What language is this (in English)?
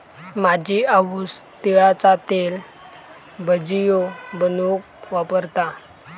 Marathi